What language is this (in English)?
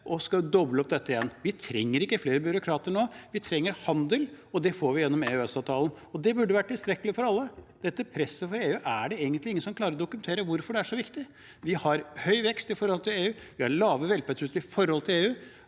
Norwegian